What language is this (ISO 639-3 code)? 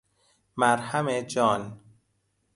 fas